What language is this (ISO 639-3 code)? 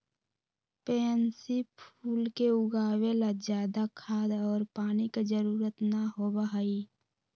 mag